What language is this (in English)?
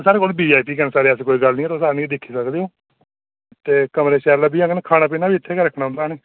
Dogri